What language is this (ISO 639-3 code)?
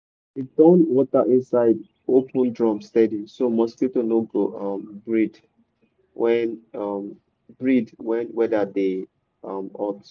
pcm